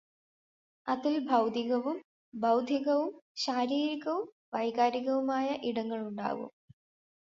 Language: Malayalam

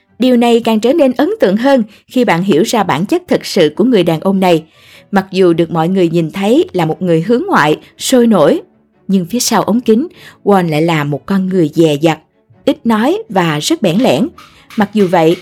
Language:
Vietnamese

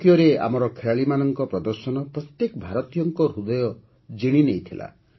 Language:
Odia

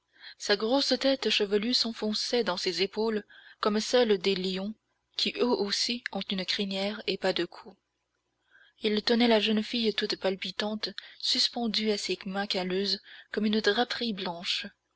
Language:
French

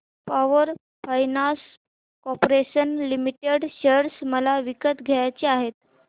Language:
Marathi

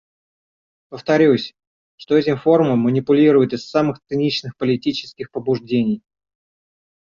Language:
Russian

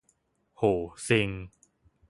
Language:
Thai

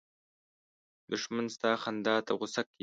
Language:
Pashto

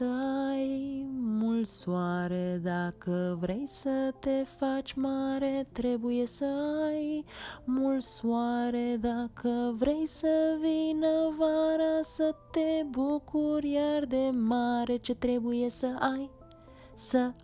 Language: Romanian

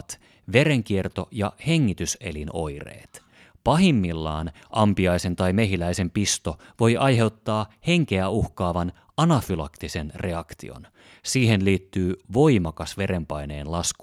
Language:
Finnish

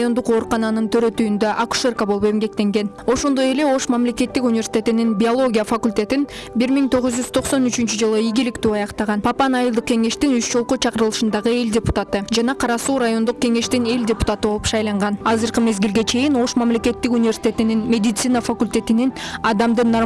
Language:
Turkish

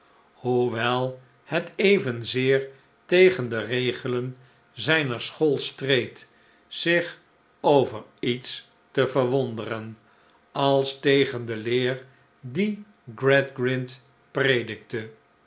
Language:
Dutch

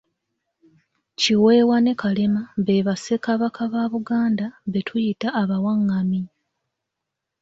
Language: Ganda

